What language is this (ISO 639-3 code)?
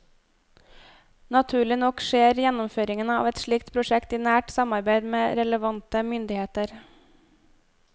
nor